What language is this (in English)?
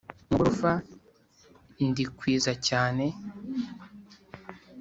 Kinyarwanda